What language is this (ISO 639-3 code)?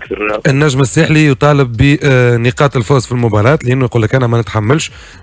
ara